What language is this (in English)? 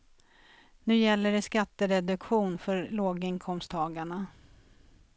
Swedish